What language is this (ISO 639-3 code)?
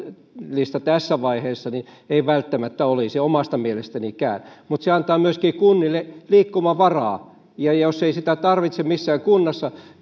fin